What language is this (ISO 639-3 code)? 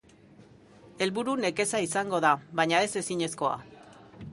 eus